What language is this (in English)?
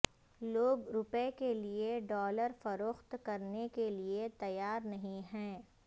Urdu